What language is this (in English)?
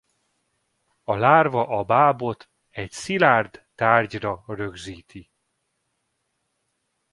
Hungarian